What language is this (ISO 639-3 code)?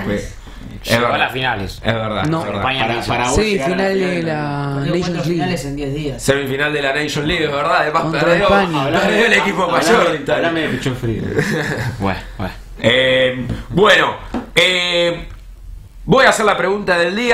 spa